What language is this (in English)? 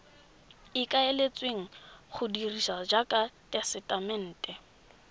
Tswana